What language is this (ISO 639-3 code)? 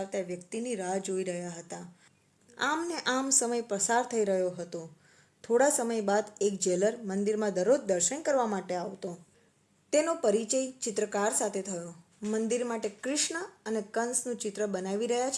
guj